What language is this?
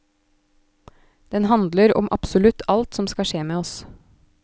Norwegian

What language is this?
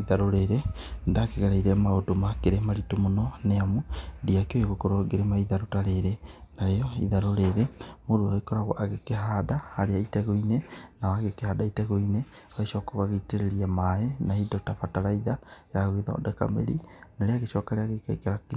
Kikuyu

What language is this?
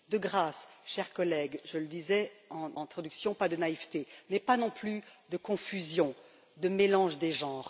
French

